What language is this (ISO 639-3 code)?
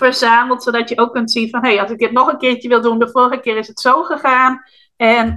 nld